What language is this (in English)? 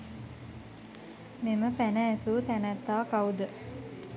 Sinhala